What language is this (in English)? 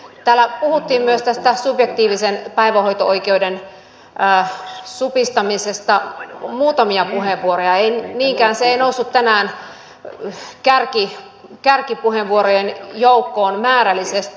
Finnish